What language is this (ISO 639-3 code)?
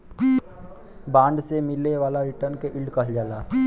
bho